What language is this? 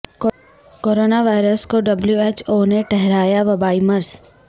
Urdu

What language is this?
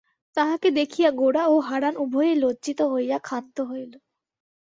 Bangla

